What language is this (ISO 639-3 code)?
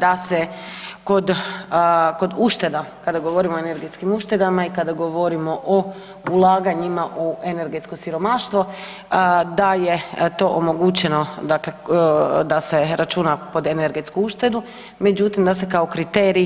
hrv